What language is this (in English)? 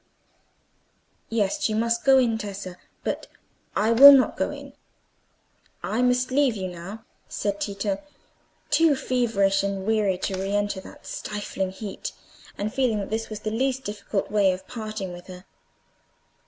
English